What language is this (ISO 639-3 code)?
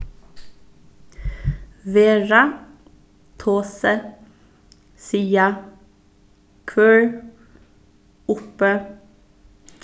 fao